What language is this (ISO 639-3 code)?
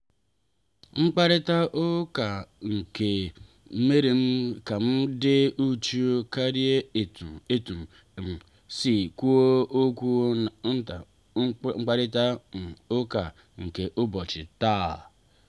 ibo